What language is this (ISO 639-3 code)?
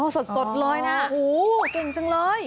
tha